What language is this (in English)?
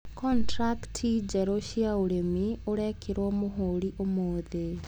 Kikuyu